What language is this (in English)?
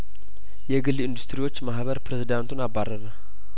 Amharic